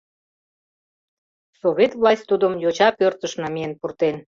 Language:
Mari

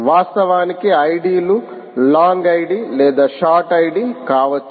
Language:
Telugu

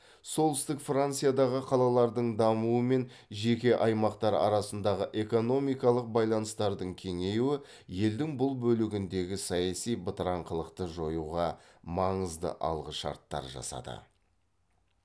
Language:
Kazakh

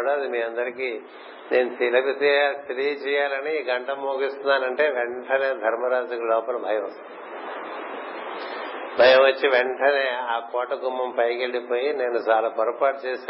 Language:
Telugu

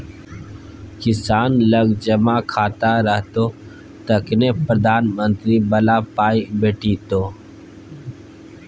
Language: Maithili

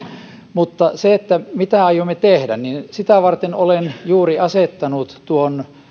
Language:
Finnish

